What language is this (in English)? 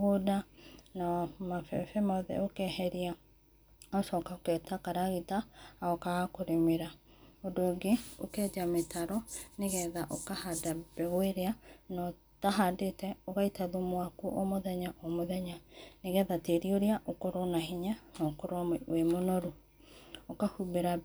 Kikuyu